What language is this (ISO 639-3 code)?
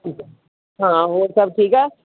pan